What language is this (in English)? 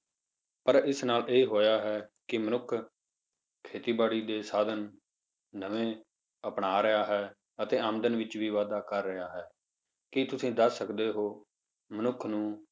Punjabi